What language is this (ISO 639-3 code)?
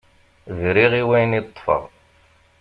kab